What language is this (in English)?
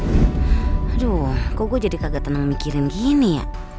Indonesian